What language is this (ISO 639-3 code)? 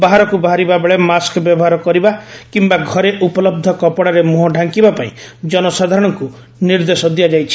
ori